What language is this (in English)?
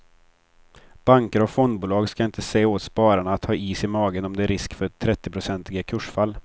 Swedish